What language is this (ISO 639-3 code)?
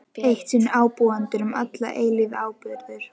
isl